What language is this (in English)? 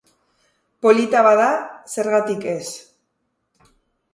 Basque